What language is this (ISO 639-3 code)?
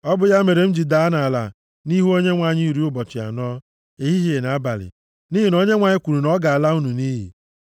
ibo